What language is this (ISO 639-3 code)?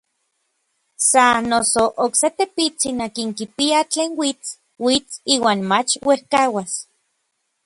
nlv